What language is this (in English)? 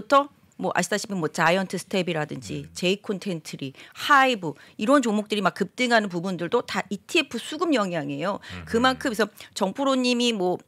Korean